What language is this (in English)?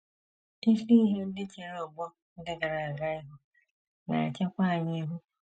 Igbo